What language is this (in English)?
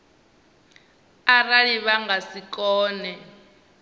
Venda